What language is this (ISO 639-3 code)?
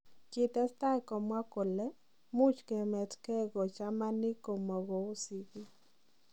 kln